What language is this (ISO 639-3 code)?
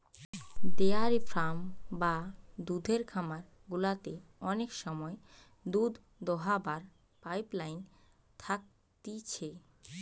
ben